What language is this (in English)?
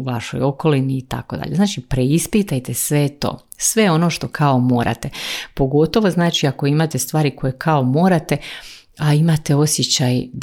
Croatian